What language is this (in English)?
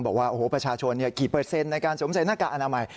Thai